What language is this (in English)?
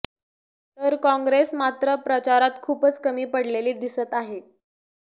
Marathi